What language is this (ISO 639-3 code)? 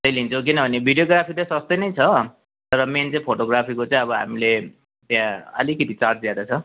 nep